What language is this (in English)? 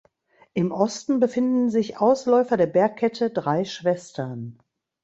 German